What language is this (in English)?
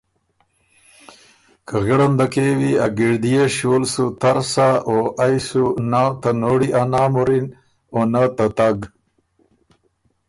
Ormuri